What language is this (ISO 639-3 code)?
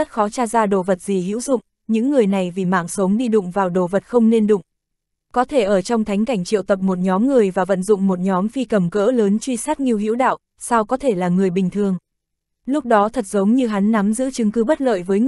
vie